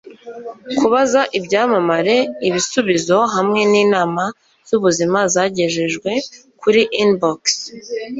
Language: Kinyarwanda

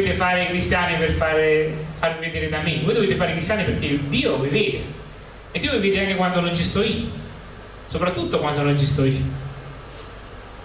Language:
Italian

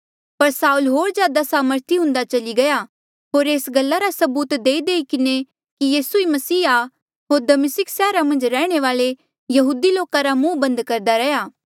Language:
Mandeali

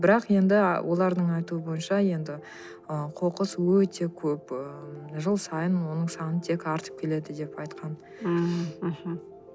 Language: Kazakh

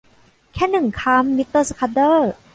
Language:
Thai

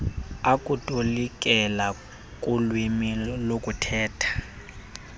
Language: Xhosa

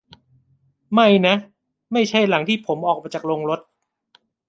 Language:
Thai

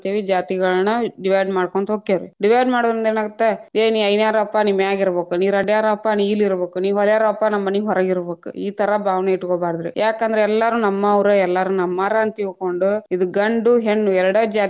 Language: Kannada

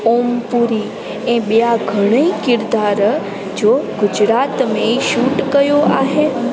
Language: Sindhi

